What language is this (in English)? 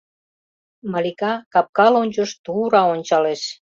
Mari